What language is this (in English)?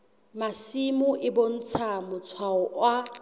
Southern Sotho